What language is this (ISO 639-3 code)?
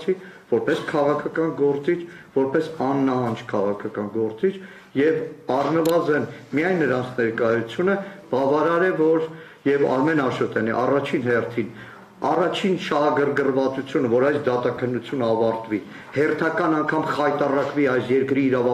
tur